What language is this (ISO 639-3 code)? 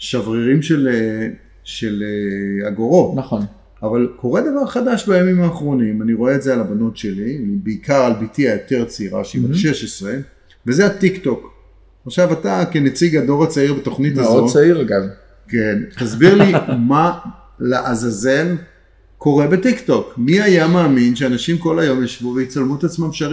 heb